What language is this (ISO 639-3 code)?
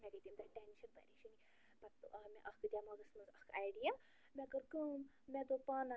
kas